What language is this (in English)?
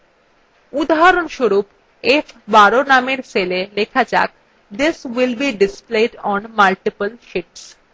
Bangla